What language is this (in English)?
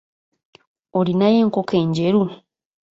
Ganda